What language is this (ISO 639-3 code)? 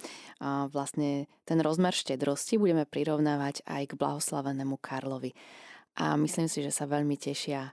slk